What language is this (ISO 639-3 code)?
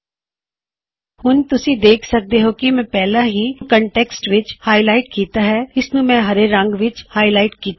pan